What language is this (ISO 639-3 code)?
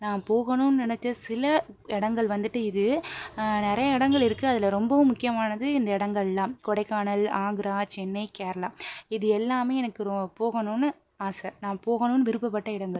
tam